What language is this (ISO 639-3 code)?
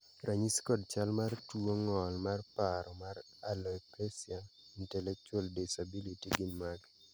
luo